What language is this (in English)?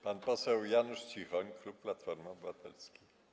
Polish